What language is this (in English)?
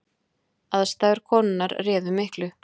Icelandic